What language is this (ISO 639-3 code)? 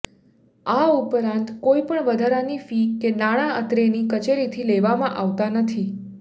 guj